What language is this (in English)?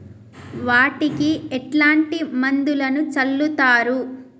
Telugu